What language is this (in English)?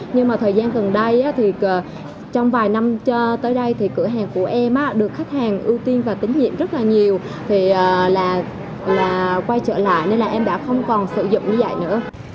Vietnamese